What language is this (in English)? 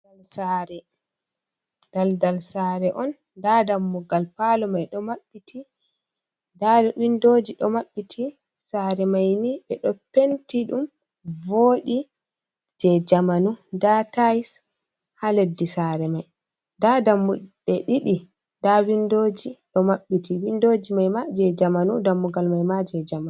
Fula